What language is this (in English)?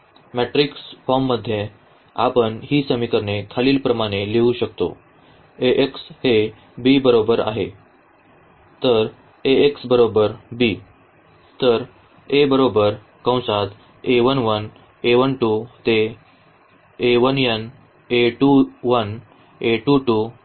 Marathi